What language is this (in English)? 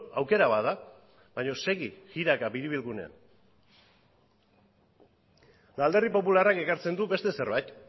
Basque